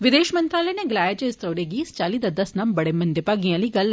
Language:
Dogri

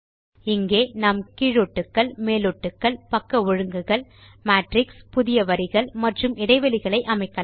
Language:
Tamil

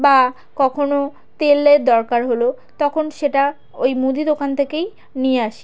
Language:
Bangla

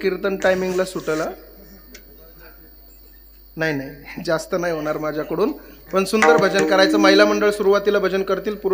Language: Arabic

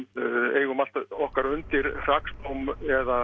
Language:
Icelandic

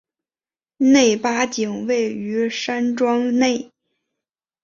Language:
Chinese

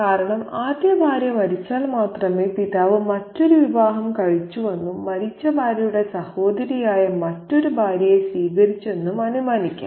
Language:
Malayalam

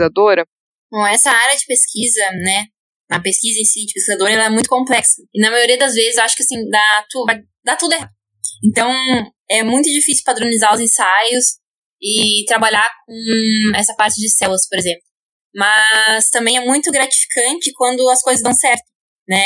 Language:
Portuguese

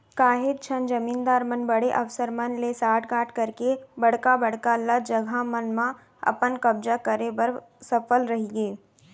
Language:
Chhattisgarhi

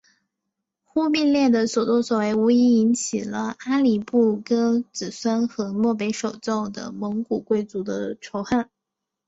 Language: Chinese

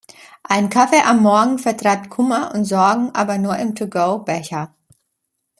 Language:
German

